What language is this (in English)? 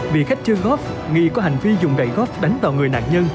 Vietnamese